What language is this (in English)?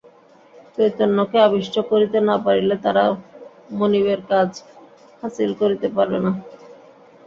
Bangla